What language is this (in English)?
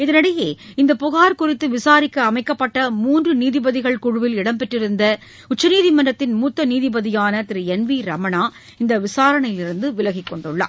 Tamil